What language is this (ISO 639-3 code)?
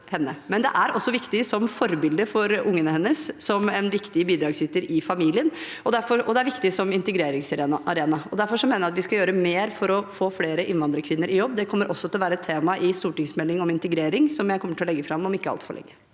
nor